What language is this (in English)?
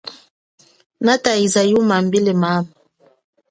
Chokwe